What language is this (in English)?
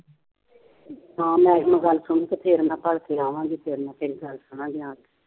Punjabi